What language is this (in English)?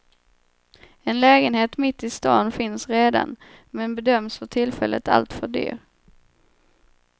Swedish